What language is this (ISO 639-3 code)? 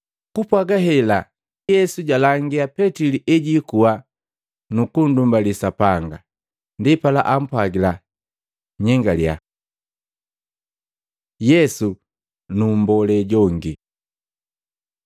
mgv